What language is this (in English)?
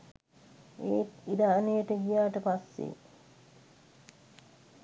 Sinhala